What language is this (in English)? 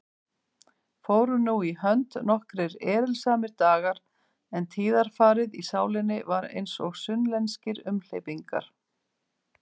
Icelandic